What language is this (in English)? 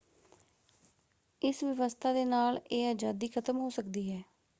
Punjabi